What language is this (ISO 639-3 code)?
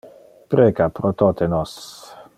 ina